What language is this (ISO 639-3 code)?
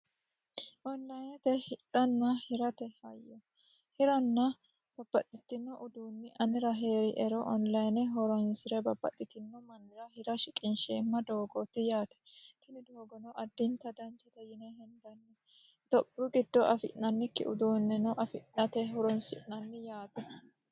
sid